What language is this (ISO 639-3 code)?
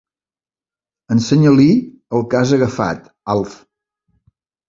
cat